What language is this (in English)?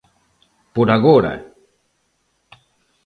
Galician